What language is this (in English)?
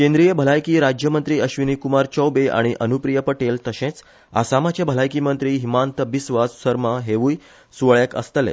Konkani